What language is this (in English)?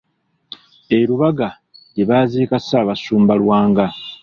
Ganda